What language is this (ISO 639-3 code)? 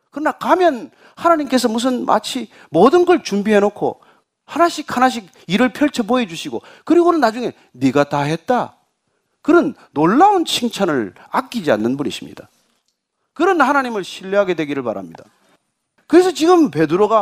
kor